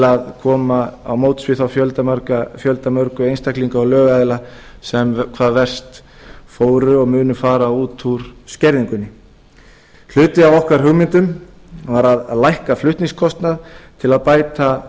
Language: Icelandic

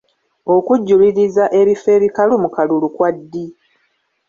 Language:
Ganda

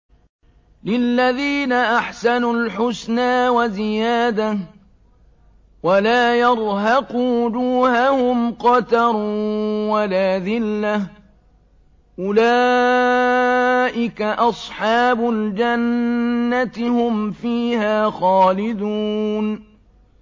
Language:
Arabic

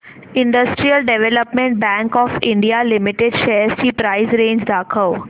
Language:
Marathi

